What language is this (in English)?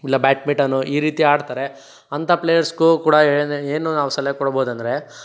Kannada